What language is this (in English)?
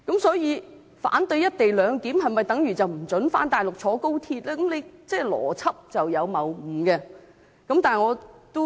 Cantonese